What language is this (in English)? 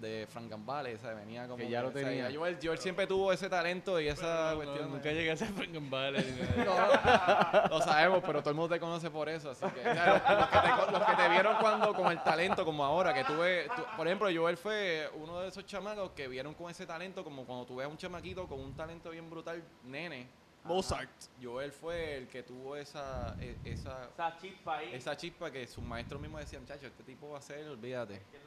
Spanish